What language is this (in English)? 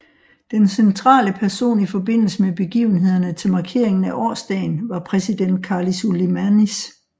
Danish